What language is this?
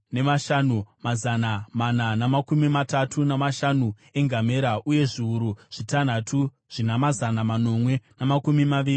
Shona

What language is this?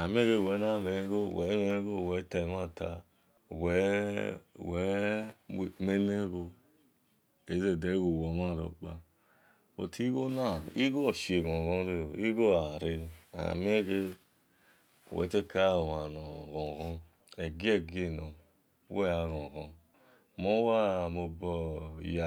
Esan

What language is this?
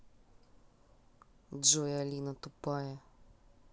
Russian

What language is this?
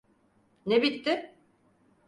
Turkish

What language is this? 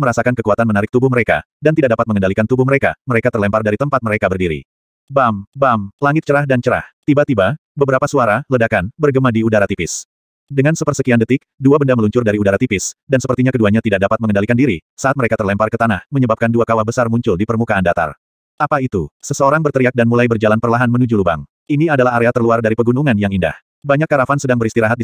Indonesian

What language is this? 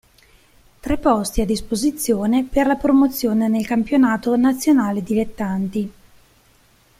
Italian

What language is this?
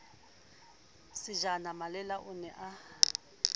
Southern Sotho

